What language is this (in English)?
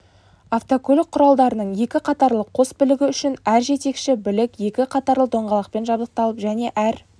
Kazakh